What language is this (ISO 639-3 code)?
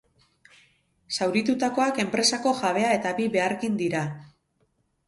eus